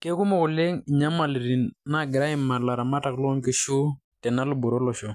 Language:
Masai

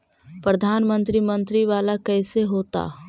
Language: Magahi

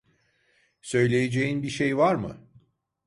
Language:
Turkish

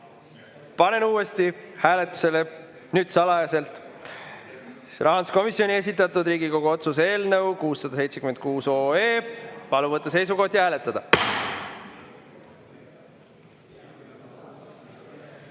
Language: Estonian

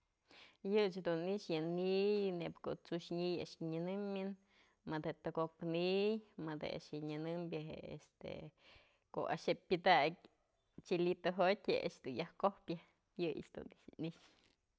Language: Mazatlán Mixe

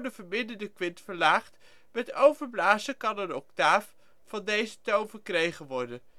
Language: Dutch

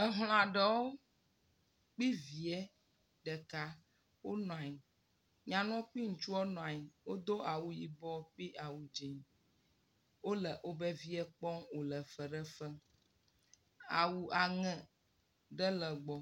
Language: Ewe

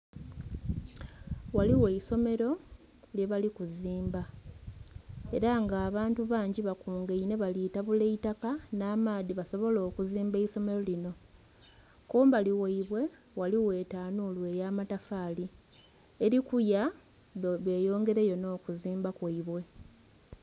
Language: Soga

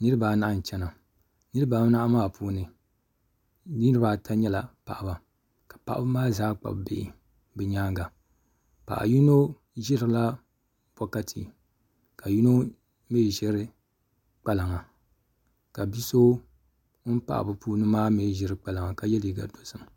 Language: Dagbani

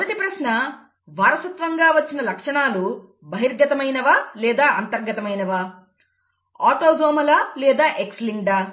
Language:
Telugu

